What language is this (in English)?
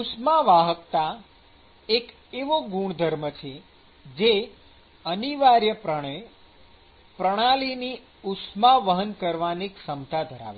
Gujarati